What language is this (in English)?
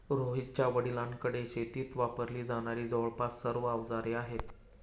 Marathi